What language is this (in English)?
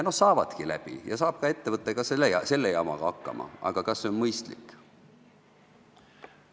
Estonian